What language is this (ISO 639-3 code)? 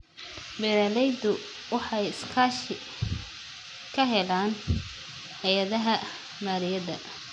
som